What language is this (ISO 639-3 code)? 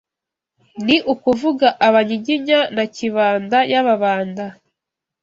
kin